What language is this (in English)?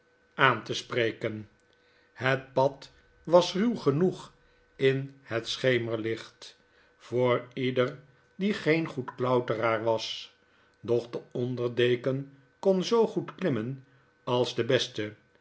Dutch